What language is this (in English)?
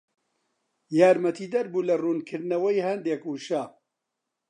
Central Kurdish